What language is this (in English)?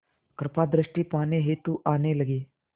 Hindi